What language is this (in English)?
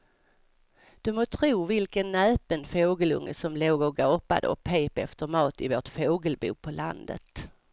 Swedish